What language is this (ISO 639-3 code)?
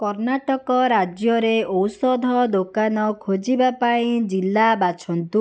ori